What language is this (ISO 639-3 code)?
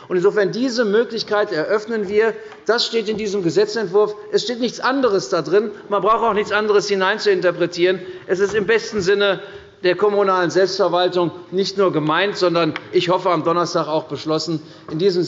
deu